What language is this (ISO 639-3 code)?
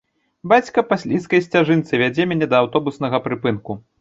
bel